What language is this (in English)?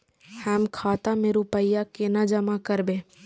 Maithili